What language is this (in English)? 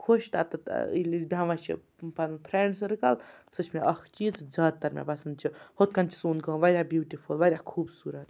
Kashmiri